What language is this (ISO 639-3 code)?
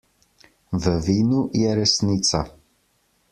slv